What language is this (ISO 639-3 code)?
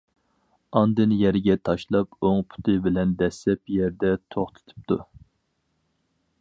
uig